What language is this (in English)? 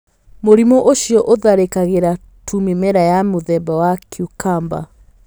Kikuyu